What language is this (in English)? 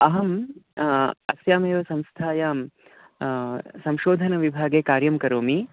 Sanskrit